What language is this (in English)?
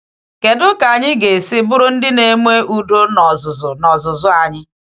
Igbo